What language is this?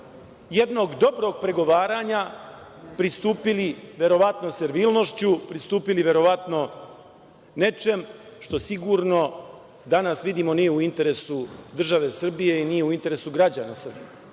Serbian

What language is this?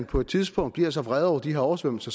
Danish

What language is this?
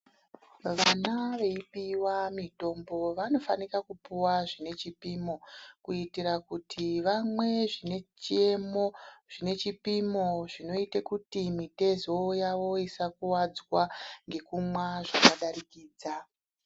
Ndau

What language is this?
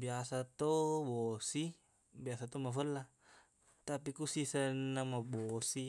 Buginese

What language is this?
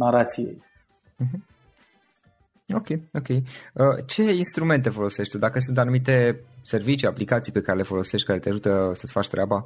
Romanian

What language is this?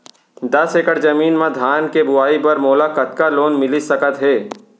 Chhattisgarhi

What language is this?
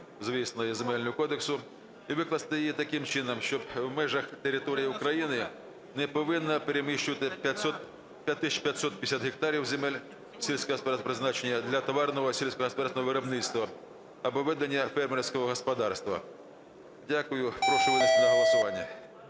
Ukrainian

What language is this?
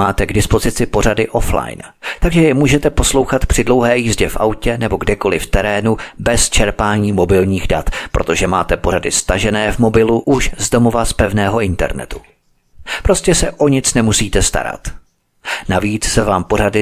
Czech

